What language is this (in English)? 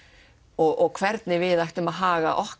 Icelandic